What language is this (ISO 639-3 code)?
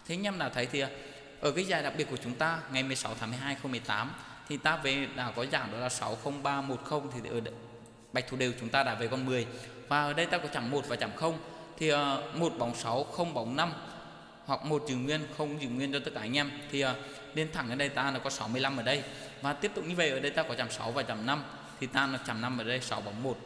vie